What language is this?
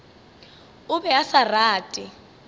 Northern Sotho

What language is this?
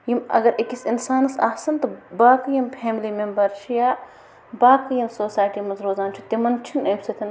Kashmiri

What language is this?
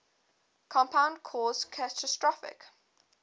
English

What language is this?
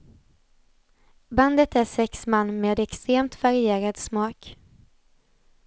Swedish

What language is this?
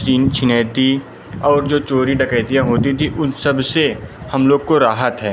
Hindi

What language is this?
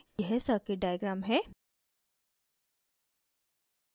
Hindi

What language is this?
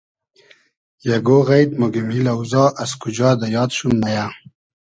Hazaragi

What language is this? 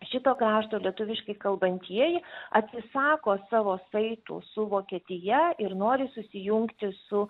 Lithuanian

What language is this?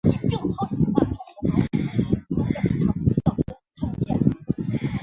Chinese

